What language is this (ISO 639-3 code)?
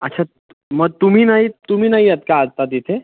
mar